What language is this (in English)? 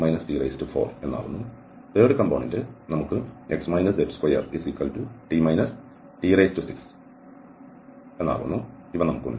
Malayalam